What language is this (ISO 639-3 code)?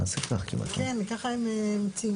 heb